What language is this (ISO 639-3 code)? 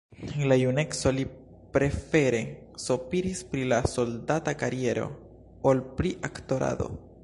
epo